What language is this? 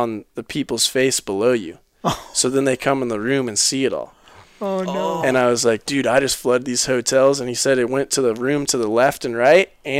English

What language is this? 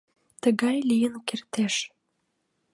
Mari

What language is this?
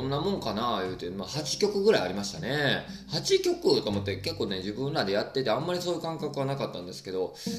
Japanese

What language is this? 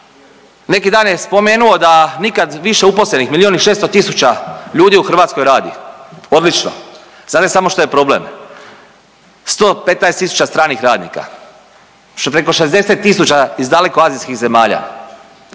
Croatian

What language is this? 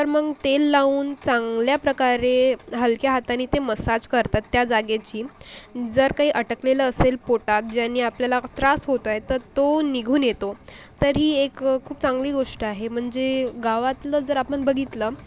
Marathi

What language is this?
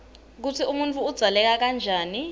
Swati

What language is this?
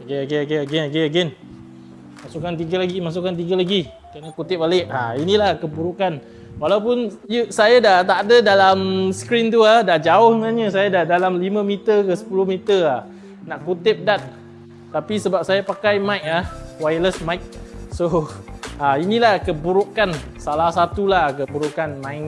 Malay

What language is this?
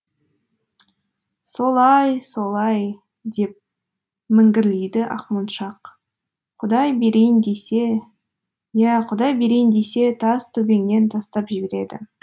Kazakh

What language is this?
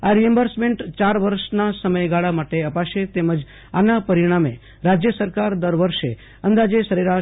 Gujarati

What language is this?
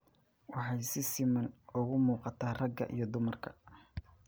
Somali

